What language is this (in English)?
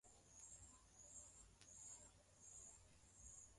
Swahili